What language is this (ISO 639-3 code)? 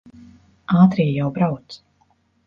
lav